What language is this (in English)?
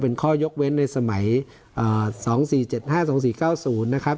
Thai